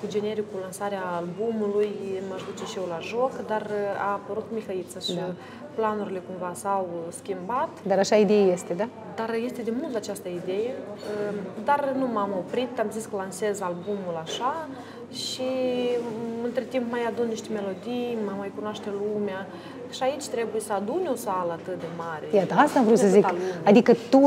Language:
Romanian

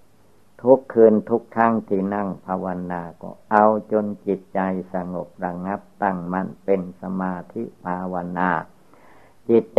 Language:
Thai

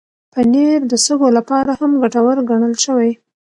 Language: Pashto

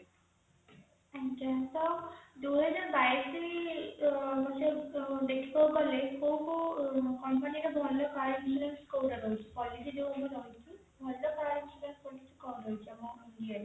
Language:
Odia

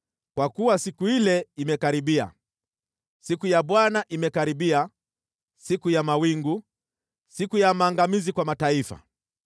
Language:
Swahili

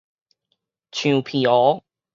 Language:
Min Nan Chinese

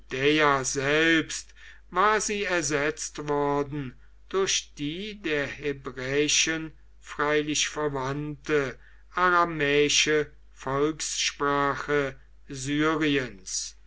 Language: German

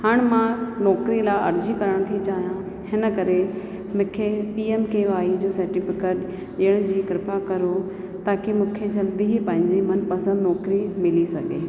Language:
Sindhi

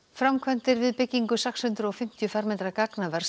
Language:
Icelandic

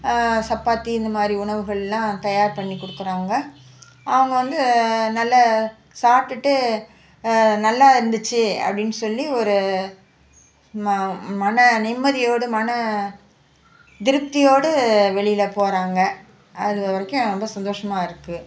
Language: Tamil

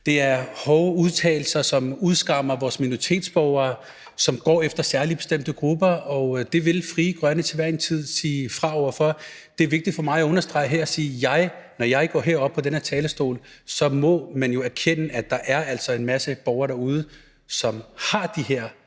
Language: Danish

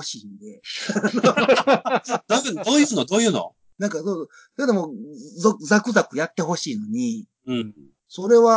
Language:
Japanese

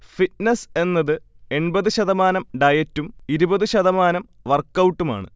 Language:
Malayalam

